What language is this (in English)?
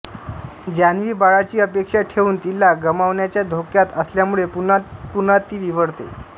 Marathi